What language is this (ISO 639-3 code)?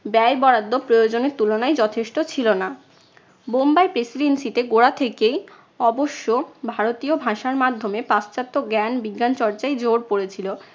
ben